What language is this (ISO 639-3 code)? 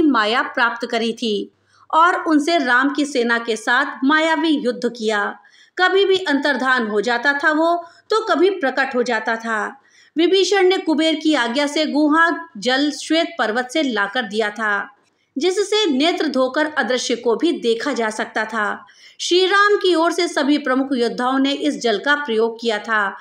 hin